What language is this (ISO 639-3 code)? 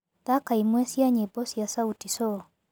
kik